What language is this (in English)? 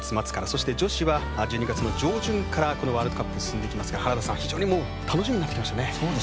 Japanese